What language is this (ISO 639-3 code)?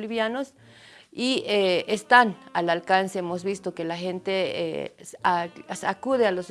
spa